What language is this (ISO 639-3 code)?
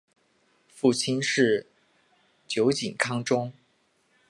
zho